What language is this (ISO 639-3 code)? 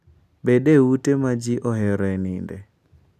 luo